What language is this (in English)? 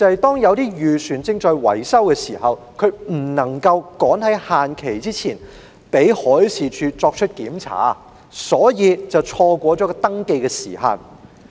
Cantonese